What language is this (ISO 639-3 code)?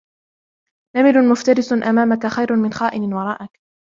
ara